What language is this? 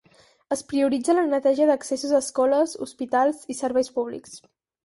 Catalan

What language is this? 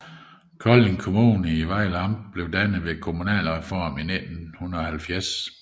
Danish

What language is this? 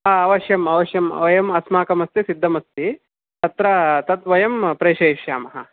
Sanskrit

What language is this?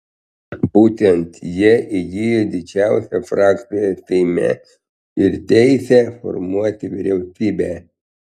Lithuanian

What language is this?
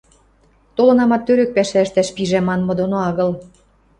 Western Mari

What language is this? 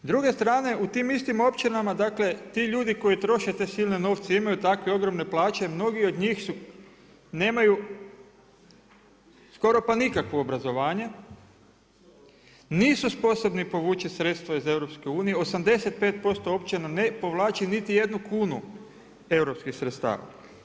Croatian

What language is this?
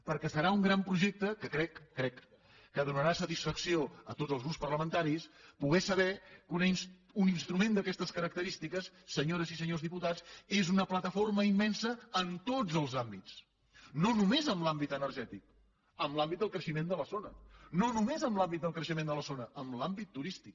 Catalan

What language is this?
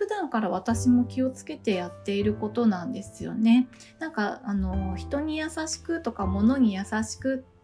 Japanese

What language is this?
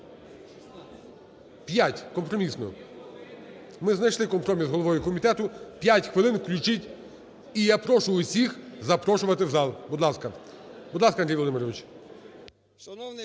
Ukrainian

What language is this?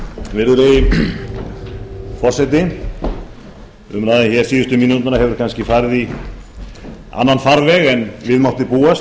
Icelandic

